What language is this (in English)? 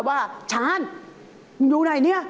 Thai